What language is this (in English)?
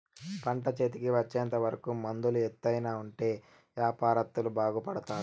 Telugu